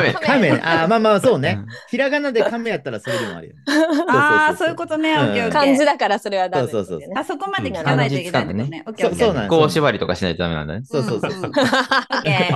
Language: Japanese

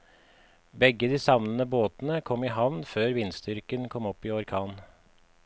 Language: Norwegian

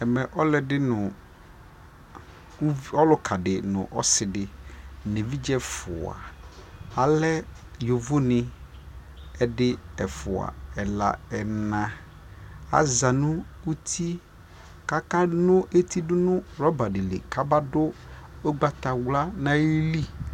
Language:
Ikposo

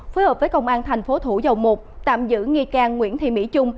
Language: Vietnamese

